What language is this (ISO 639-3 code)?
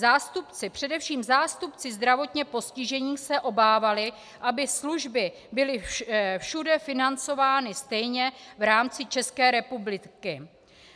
ces